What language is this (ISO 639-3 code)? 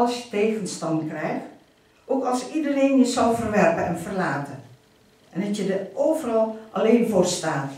nld